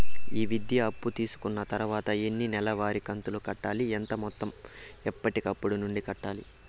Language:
Telugu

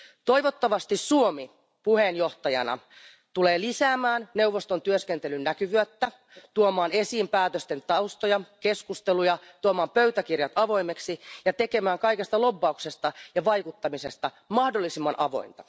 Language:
Finnish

